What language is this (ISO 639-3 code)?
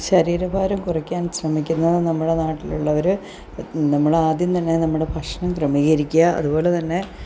mal